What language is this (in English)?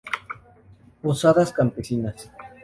Spanish